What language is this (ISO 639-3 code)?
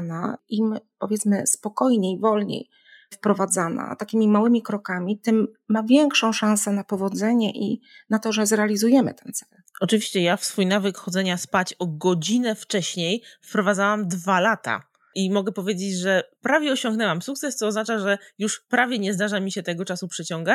pol